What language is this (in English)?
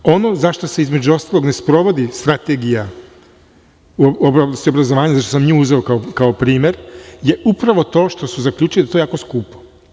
Serbian